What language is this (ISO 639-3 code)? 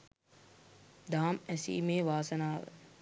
sin